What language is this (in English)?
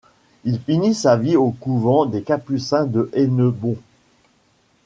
French